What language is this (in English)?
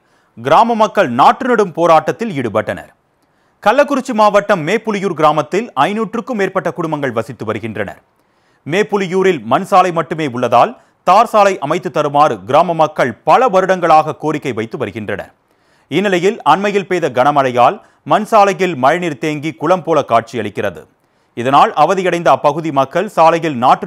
Tamil